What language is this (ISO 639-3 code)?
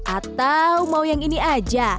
ind